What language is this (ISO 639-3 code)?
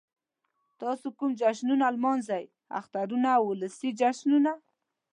pus